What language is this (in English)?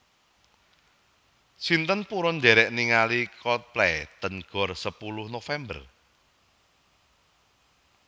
Javanese